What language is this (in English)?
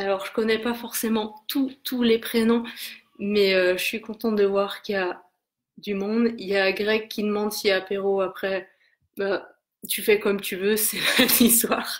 French